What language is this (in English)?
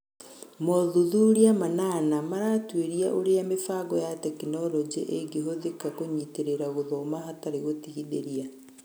Kikuyu